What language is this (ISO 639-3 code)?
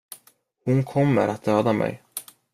swe